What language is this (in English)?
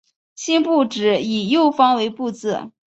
Chinese